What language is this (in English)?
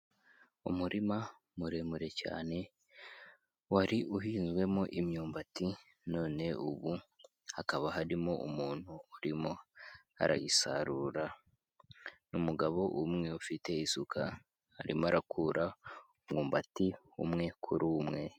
Kinyarwanda